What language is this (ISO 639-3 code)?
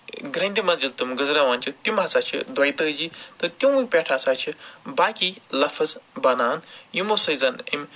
kas